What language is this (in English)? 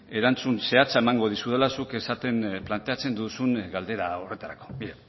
Basque